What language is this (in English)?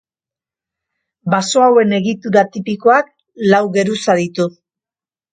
Basque